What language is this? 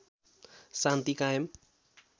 Nepali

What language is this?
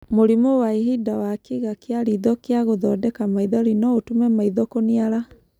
Kikuyu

